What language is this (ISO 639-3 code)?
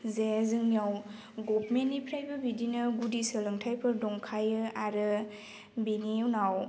brx